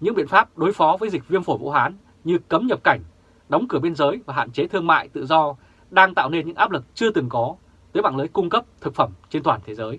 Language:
Vietnamese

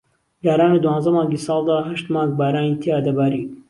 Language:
Central Kurdish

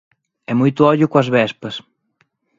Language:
Galician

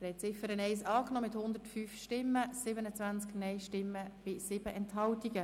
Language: Swiss German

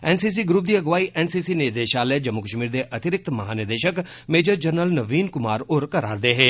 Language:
Dogri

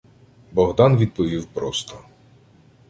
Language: Ukrainian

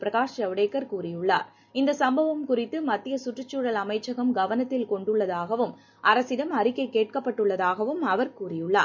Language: Tamil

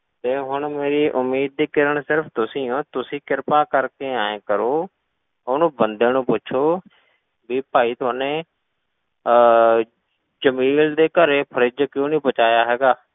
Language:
Punjabi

